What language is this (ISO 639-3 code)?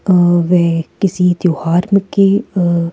hin